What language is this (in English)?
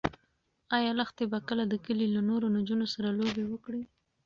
Pashto